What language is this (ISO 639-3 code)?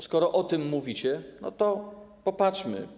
pol